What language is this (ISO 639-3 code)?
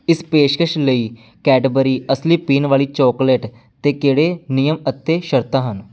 pan